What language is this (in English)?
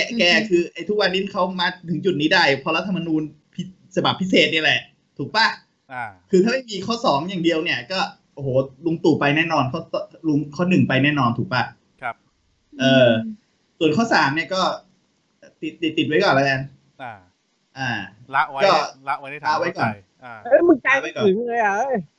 Thai